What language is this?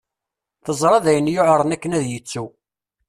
Kabyle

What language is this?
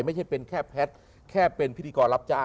Thai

